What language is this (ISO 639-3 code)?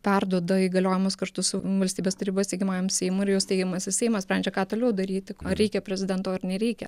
lit